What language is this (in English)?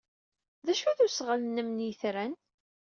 Kabyle